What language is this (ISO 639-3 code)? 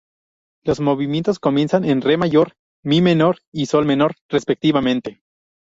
spa